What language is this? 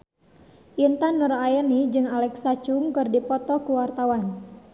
Sundanese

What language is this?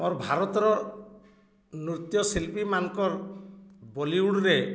Odia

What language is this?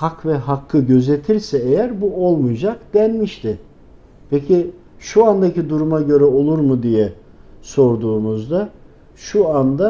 Turkish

